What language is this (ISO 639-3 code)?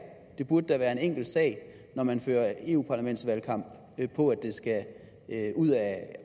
dan